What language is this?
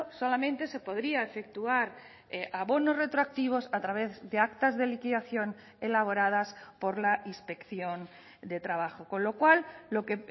Spanish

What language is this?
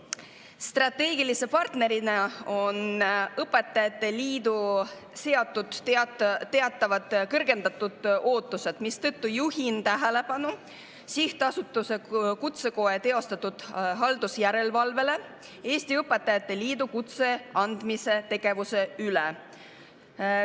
Estonian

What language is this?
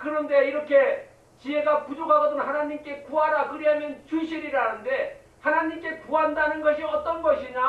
Korean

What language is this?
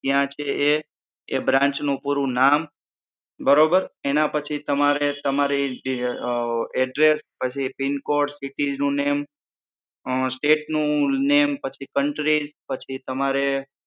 Gujarati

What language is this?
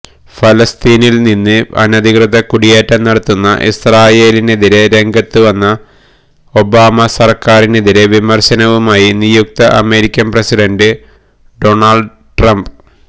Malayalam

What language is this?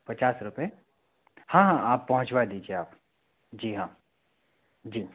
Hindi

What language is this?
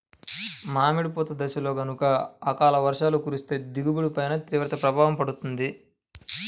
Telugu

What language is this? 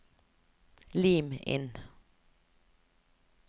Norwegian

